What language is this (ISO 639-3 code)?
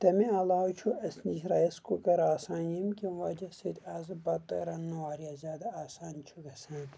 kas